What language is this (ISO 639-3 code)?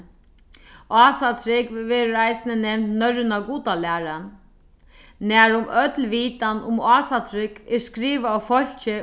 fao